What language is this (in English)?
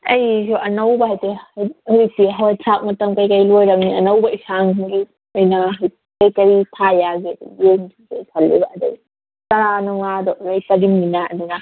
Manipuri